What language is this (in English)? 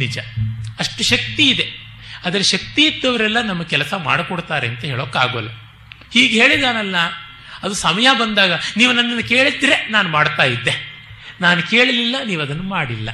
Kannada